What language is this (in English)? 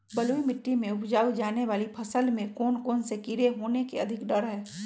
Magahi